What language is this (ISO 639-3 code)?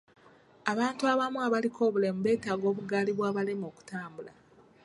lug